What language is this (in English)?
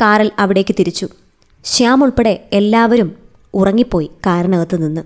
Malayalam